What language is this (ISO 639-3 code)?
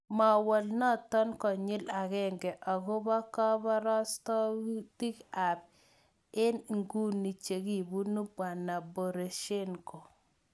kln